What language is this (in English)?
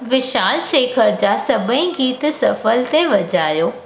Sindhi